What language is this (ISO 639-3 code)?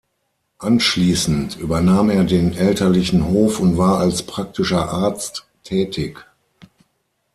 deu